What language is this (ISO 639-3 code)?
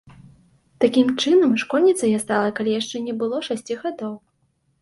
bel